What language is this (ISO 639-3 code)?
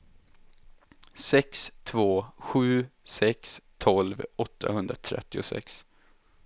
swe